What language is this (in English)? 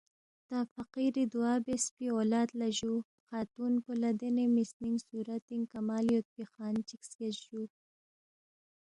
Balti